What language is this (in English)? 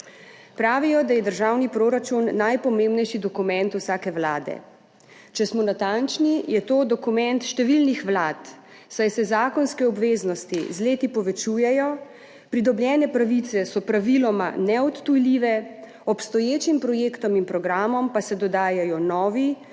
Slovenian